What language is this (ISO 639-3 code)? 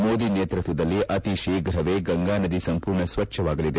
kan